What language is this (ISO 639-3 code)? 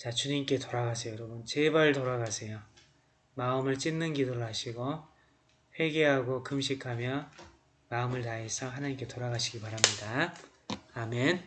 kor